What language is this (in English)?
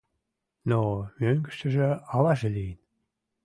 Mari